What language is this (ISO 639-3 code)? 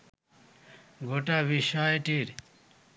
ben